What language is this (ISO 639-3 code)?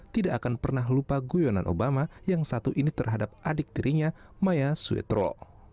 ind